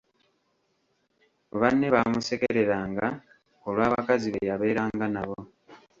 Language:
Ganda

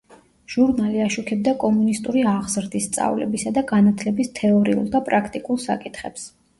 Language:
Georgian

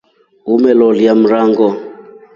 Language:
Rombo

